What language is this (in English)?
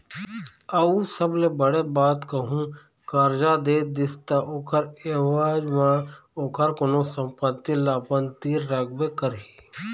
Chhattisgarhi